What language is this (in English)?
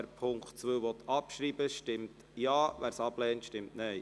Swiss German